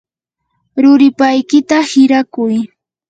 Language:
Yanahuanca Pasco Quechua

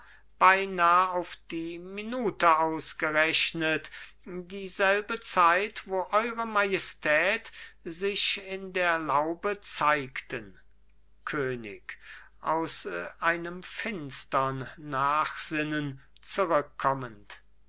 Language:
German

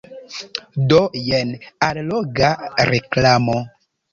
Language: Esperanto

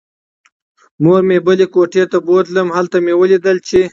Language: Pashto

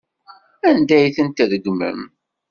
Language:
Kabyle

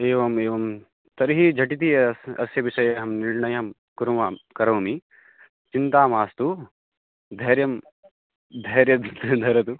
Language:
Sanskrit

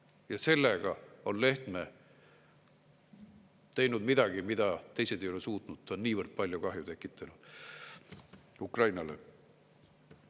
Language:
Estonian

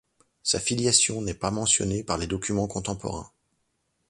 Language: French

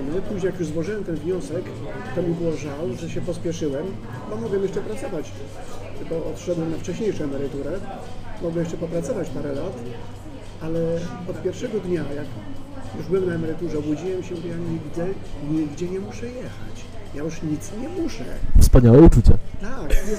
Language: Polish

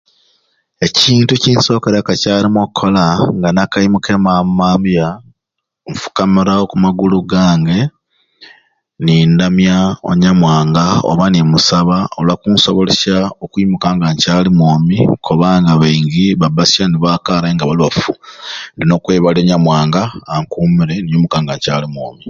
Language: Ruuli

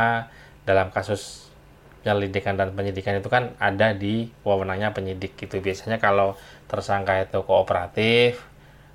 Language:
Indonesian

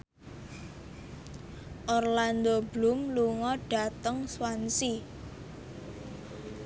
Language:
Javanese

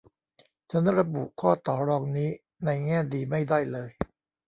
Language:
Thai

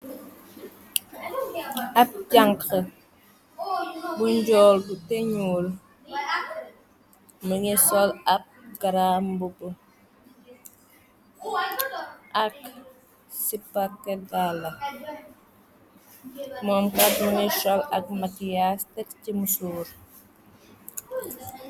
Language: Wolof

